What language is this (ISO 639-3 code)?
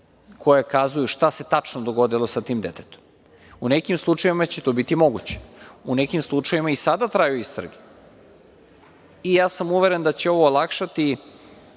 srp